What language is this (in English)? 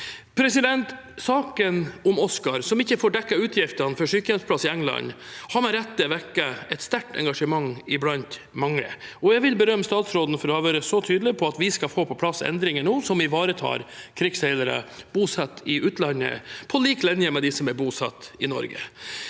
Norwegian